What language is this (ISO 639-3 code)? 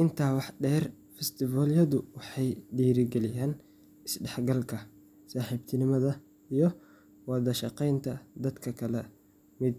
som